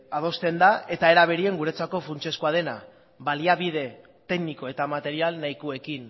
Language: Basque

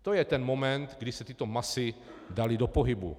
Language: Czech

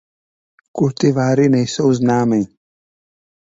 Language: Czech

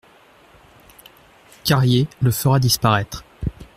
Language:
French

